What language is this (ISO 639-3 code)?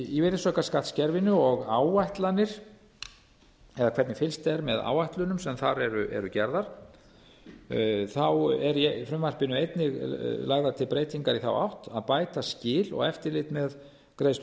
isl